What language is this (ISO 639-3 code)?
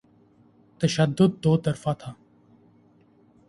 urd